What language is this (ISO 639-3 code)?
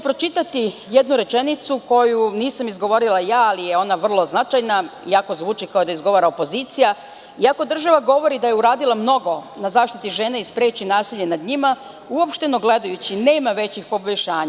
srp